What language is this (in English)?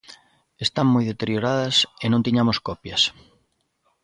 Galician